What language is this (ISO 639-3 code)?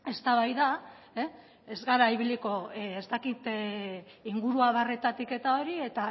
eus